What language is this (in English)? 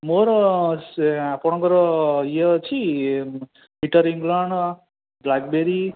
Odia